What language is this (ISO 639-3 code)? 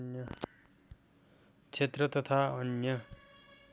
nep